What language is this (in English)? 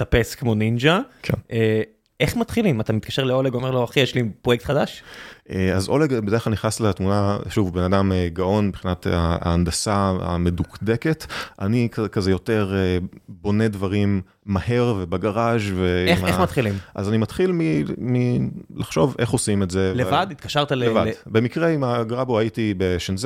Hebrew